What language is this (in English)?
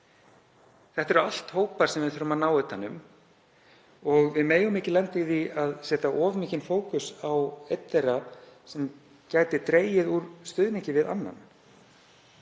Icelandic